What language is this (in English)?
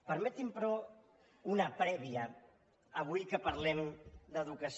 Catalan